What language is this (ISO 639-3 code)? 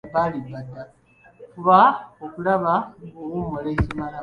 lug